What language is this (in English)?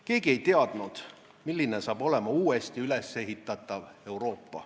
Estonian